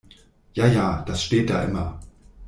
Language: German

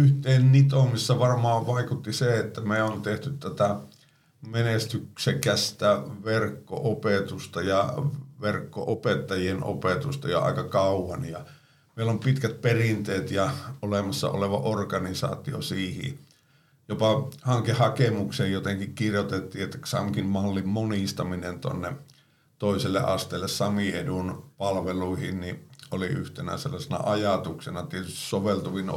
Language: Finnish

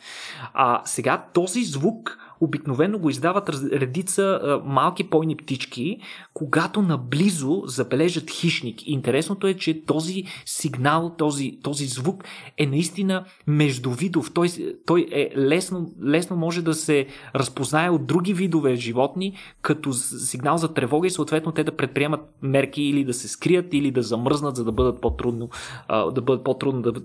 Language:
Bulgarian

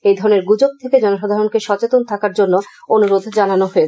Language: Bangla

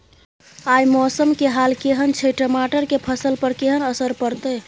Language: Maithili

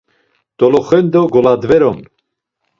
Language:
Laz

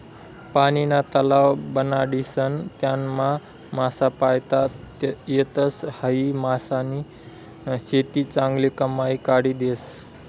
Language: Marathi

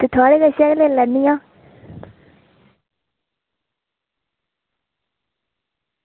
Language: Dogri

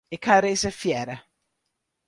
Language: Western Frisian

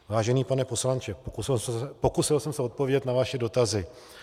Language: Czech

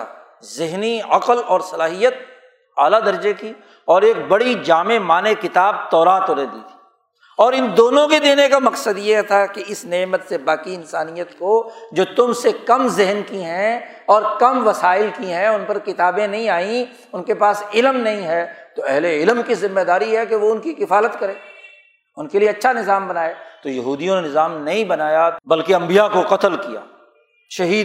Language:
Urdu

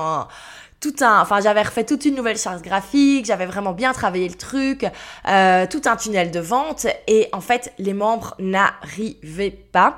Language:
French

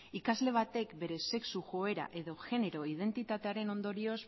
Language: Basque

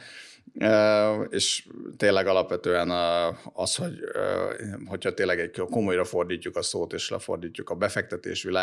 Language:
Hungarian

